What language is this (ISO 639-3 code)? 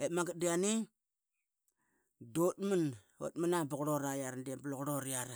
byx